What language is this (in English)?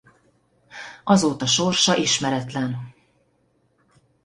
Hungarian